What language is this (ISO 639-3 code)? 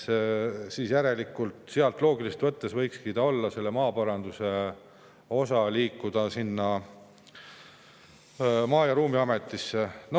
est